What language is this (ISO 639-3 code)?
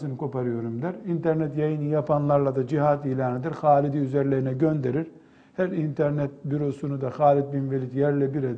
tur